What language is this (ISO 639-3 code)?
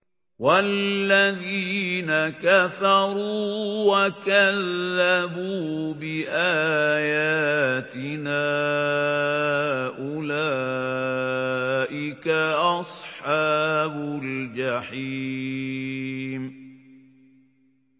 ara